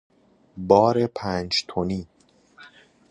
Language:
Persian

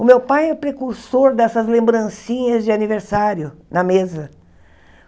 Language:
Portuguese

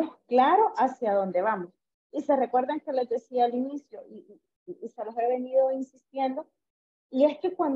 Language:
Spanish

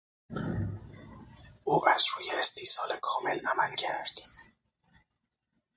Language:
Persian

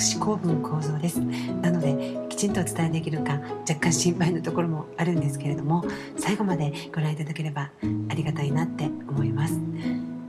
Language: Japanese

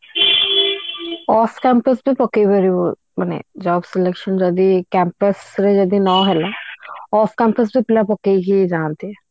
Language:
Odia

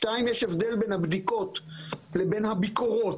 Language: Hebrew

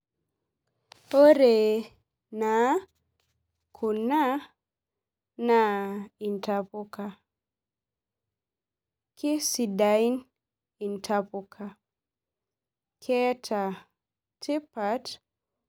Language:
Masai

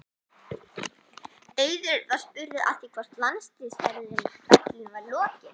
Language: Icelandic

